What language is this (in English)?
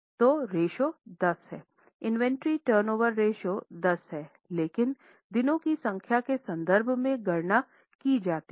Hindi